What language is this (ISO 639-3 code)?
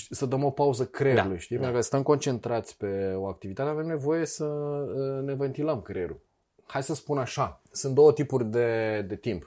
ron